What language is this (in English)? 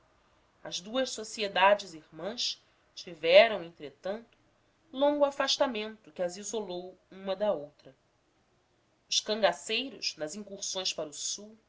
Portuguese